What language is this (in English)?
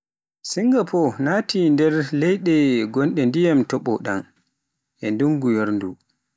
Pular